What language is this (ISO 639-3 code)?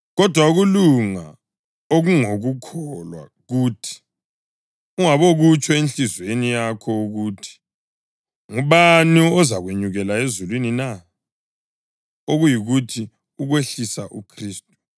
nde